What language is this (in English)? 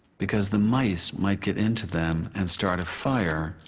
English